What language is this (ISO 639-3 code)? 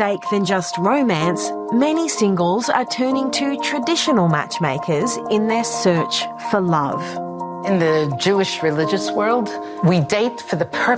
ara